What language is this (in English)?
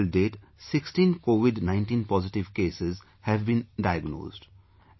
English